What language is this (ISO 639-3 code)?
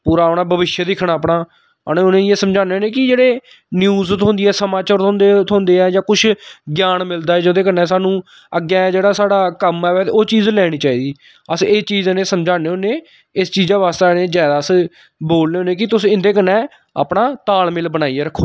doi